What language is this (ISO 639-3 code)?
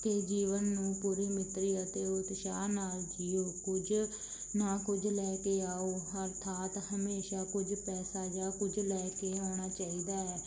pan